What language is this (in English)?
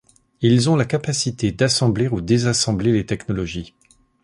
French